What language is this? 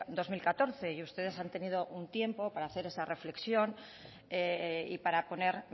Spanish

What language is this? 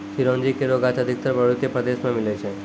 Maithili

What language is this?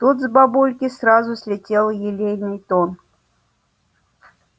Russian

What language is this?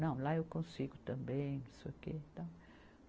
Portuguese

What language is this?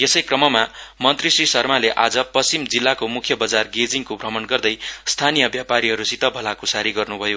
Nepali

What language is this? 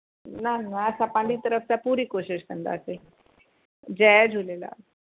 Sindhi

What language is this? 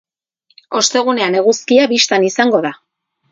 Basque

